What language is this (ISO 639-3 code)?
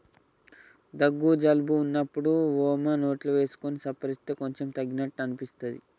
tel